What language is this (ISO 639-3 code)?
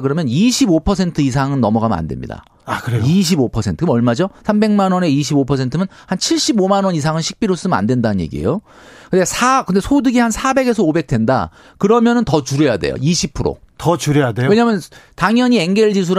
kor